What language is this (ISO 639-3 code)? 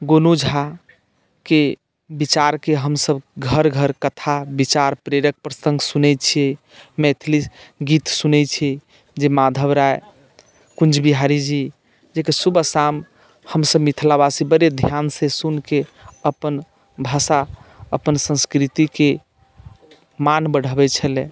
mai